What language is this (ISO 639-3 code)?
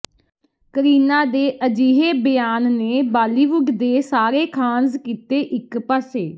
pan